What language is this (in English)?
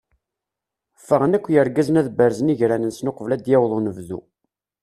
Kabyle